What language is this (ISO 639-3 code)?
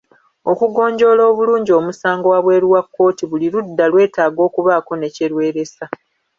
lug